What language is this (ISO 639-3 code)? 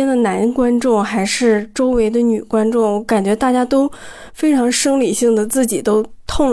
zho